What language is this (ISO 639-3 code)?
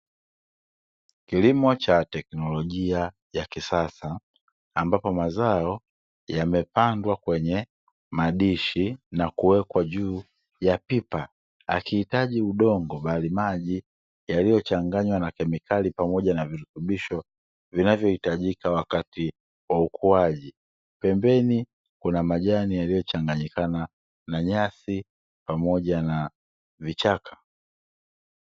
swa